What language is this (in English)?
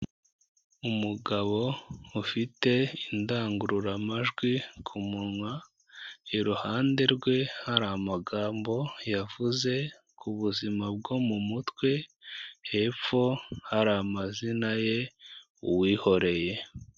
Kinyarwanda